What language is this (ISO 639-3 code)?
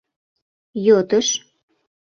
chm